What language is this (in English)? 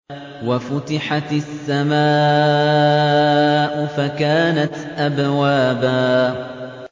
Arabic